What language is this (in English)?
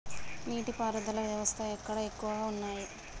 Telugu